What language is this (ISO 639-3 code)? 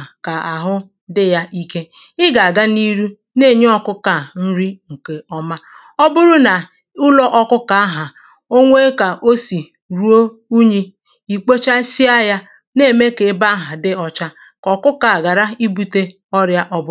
ibo